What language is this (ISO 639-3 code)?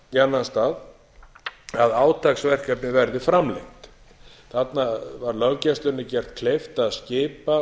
isl